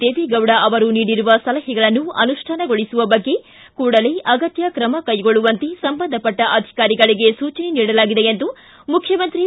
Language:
Kannada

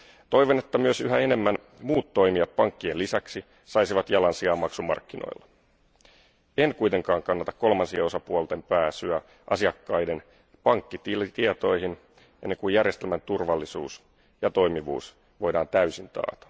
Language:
Finnish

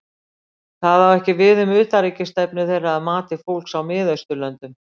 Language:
Icelandic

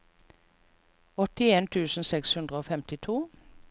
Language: Norwegian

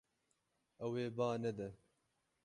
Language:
Kurdish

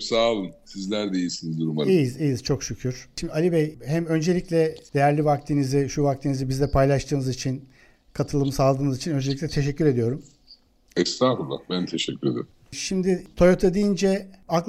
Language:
Turkish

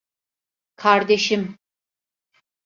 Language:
Turkish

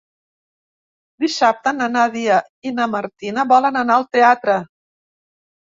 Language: Catalan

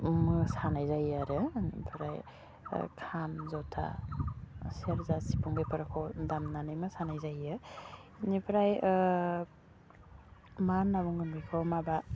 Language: Bodo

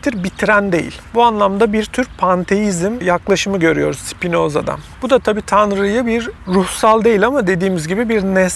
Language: Turkish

